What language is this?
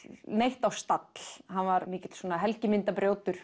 Icelandic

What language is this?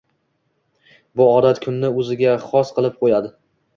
Uzbek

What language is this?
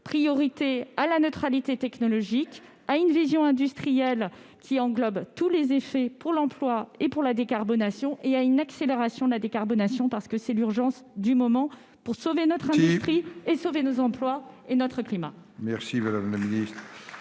French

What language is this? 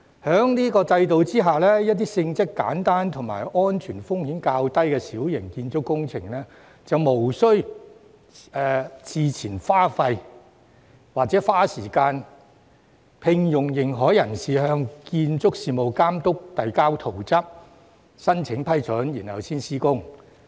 Cantonese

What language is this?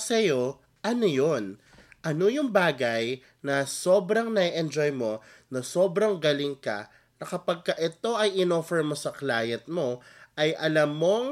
Filipino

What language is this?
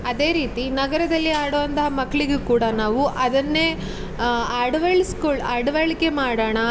Kannada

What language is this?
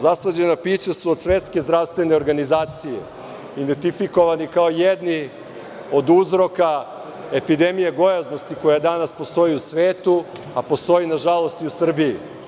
Serbian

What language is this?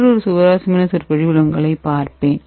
Tamil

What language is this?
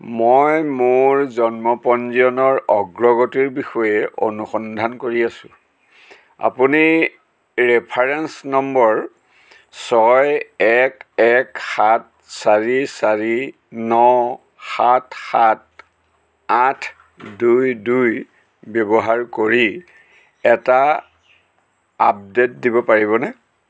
Assamese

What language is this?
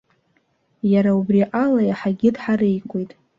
Abkhazian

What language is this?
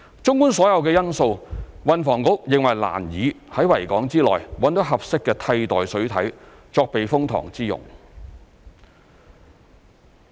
Cantonese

